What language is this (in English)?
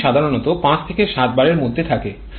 Bangla